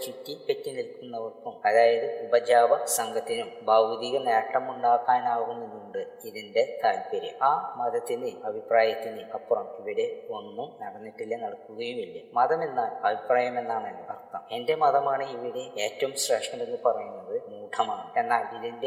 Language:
Malayalam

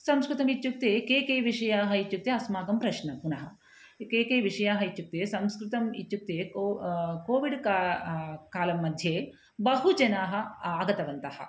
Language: Sanskrit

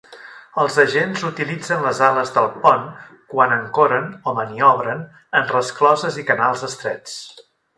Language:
Catalan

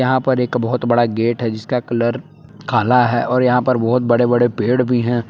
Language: Hindi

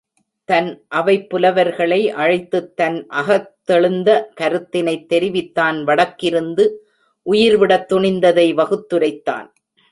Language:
Tamil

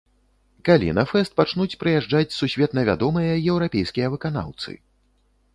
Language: Belarusian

